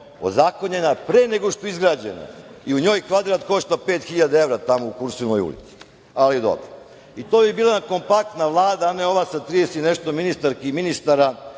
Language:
Serbian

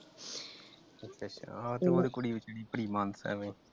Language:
Punjabi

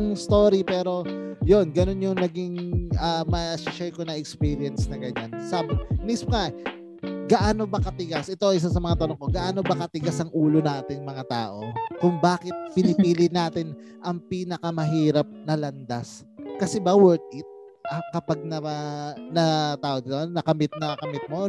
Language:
Filipino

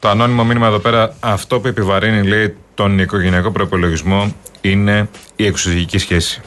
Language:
Greek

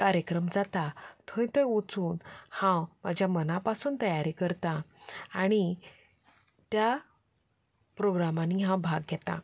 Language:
Konkani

